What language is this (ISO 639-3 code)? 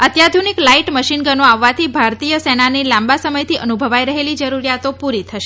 guj